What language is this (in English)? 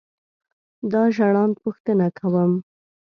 Pashto